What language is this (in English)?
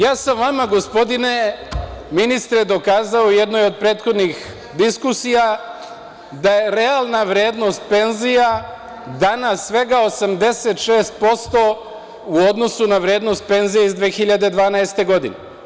Serbian